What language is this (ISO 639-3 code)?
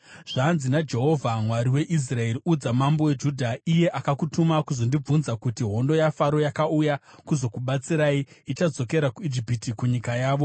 sna